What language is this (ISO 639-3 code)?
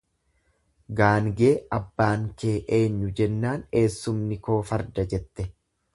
orm